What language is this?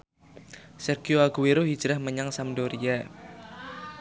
Javanese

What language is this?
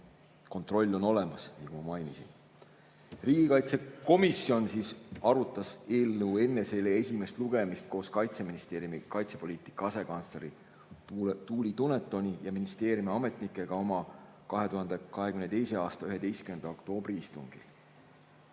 Estonian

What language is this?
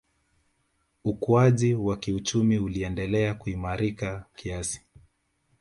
Swahili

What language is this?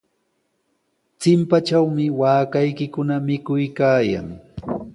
Sihuas Ancash Quechua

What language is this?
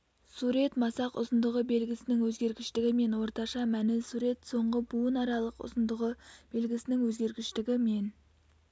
Kazakh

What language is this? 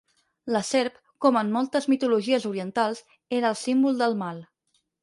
Catalan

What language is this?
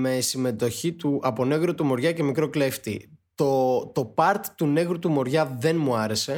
Greek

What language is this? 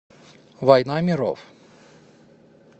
Russian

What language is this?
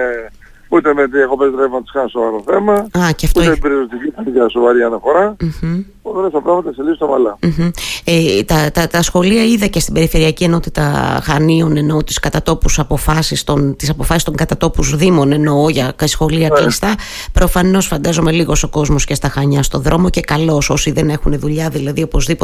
Greek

